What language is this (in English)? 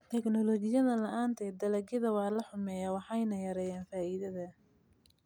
Somali